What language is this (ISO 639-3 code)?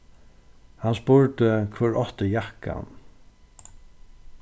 fao